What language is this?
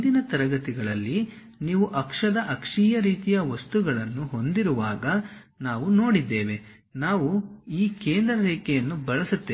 Kannada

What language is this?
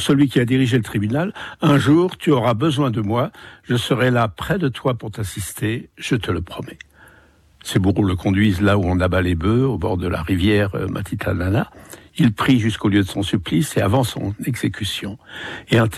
French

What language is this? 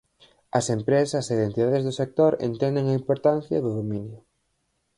Galician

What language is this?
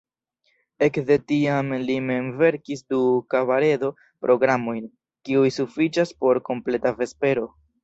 Esperanto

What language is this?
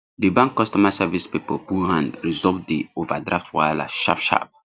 Nigerian Pidgin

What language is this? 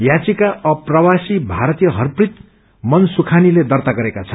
Nepali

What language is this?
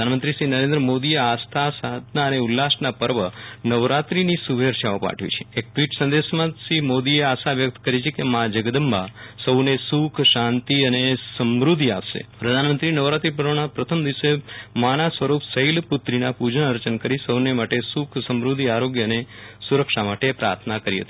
Gujarati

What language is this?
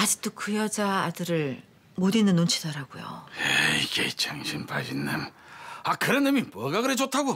Korean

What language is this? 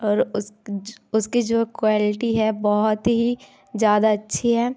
Hindi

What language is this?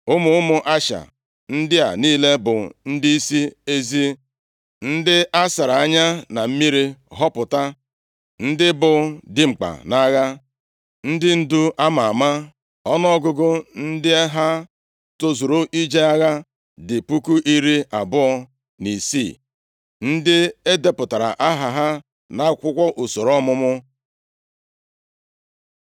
Igbo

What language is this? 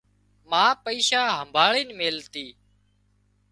Wadiyara Koli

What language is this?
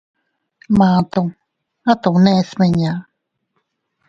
Teutila Cuicatec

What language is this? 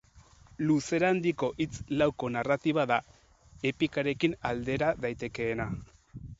Basque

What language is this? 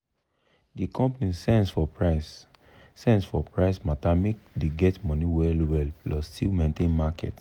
Nigerian Pidgin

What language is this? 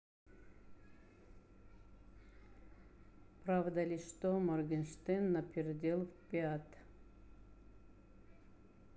Russian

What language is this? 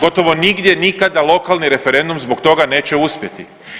Croatian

